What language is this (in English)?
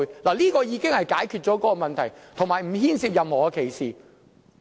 Cantonese